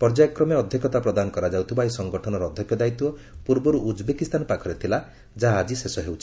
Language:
Odia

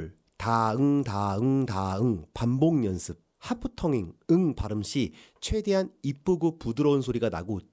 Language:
Korean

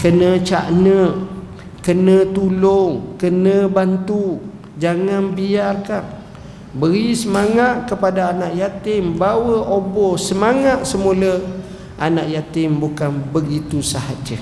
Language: Malay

